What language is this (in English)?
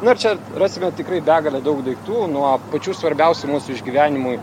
Lithuanian